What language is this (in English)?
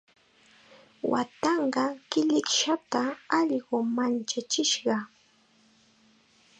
Chiquián Ancash Quechua